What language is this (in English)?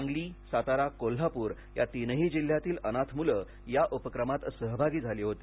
Marathi